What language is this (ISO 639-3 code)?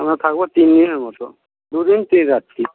ben